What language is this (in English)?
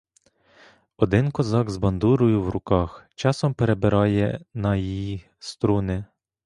Ukrainian